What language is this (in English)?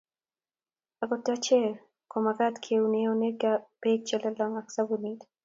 Kalenjin